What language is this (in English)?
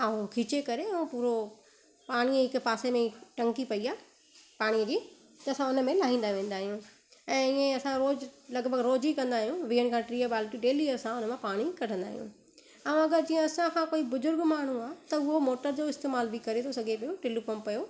Sindhi